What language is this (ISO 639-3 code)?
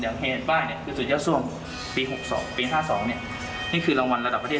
tha